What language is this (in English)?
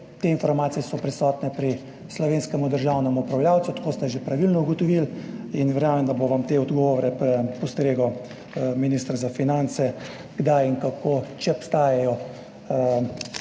Slovenian